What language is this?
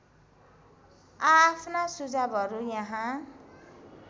Nepali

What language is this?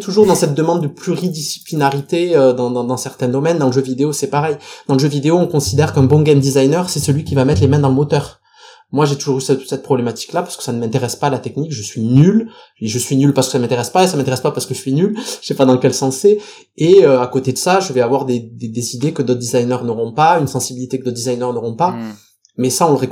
French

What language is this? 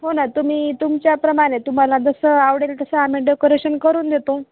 Marathi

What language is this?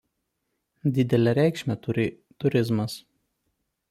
Lithuanian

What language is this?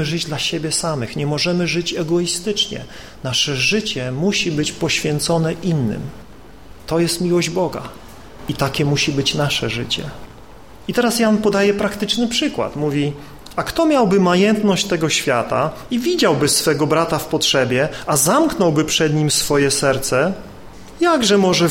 Polish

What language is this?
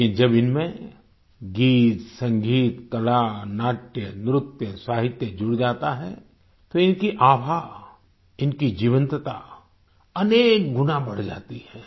Hindi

